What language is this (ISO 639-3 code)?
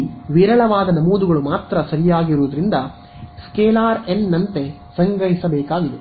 kan